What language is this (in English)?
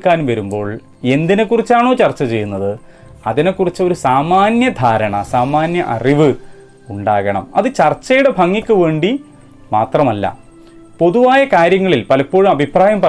Malayalam